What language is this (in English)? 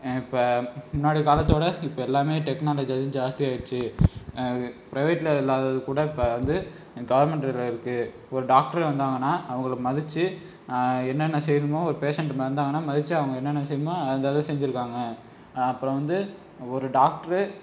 Tamil